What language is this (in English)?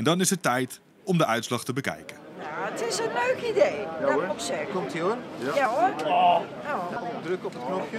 Dutch